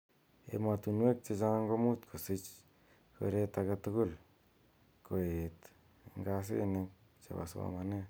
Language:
Kalenjin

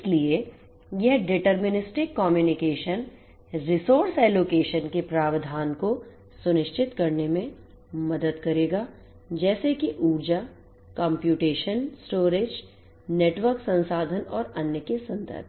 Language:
Hindi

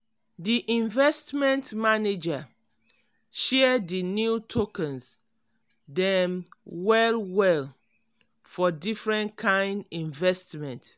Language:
Nigerian Pidgin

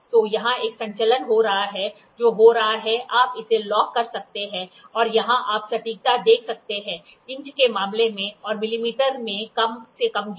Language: Hindi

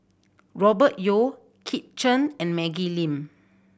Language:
English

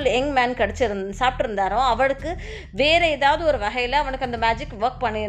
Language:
Tamil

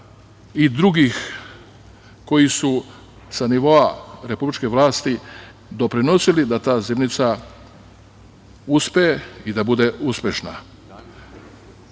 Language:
Serbian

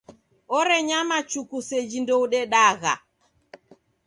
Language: Taita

